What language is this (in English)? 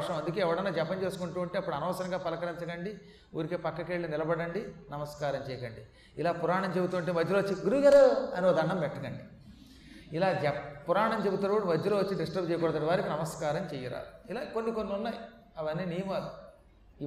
Telugu